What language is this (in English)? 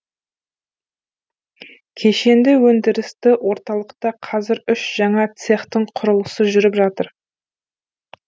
Kazakh